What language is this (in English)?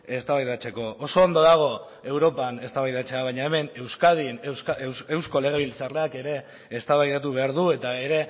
Basque